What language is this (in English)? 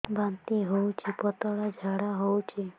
Odia